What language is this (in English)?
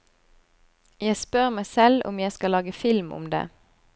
Norwegian